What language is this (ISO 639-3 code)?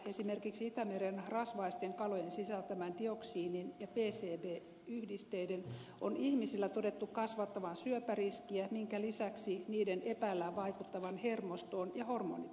fin